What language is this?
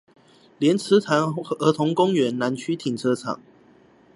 Chinese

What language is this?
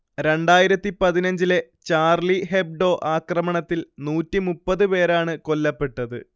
Malayalam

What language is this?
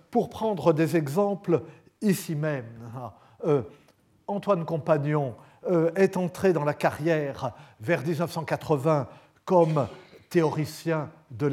French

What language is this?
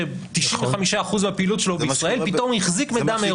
Hebrew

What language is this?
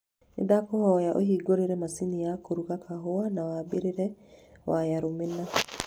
Kikuyu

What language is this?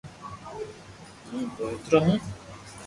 Loarki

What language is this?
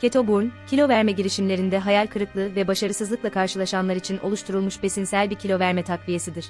Turkish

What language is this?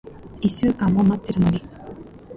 Japanese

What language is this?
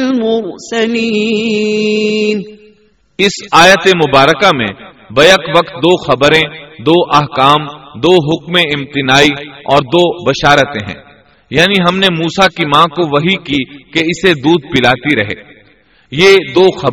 Urdu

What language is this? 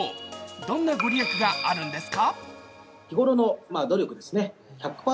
Japanese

